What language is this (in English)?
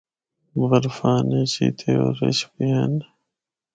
Northern Hindko